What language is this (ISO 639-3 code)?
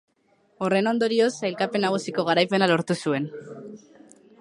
eus